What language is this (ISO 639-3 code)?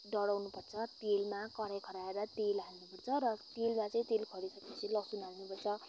nep